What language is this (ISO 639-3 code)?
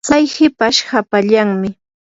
qur